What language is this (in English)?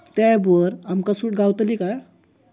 Marathi